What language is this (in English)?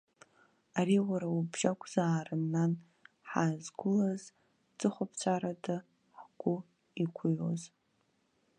Abkhazian